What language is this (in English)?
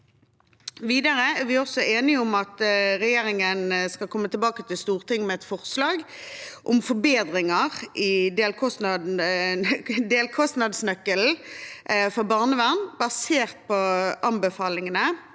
Norwegian